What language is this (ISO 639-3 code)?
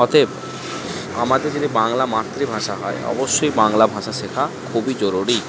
ben